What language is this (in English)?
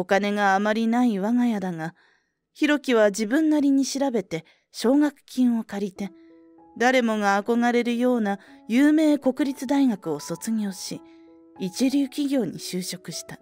Japanese